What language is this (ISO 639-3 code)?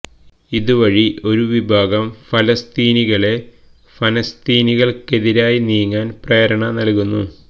mal